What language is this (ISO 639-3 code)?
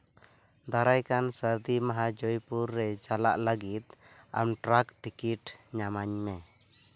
sat